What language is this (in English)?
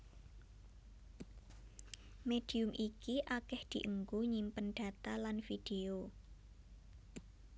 Javanese